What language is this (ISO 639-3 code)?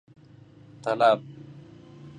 fas